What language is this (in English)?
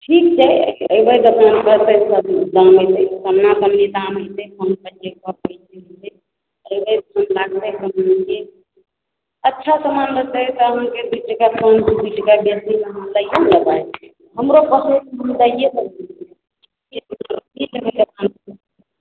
Maithili